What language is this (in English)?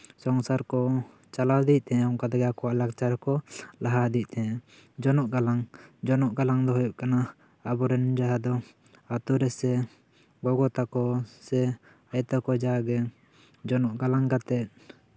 Santali